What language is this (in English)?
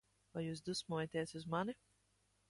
Latvian